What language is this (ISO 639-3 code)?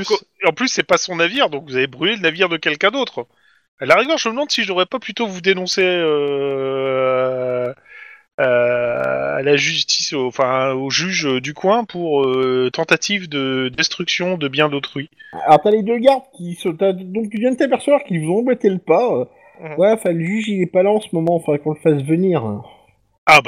fra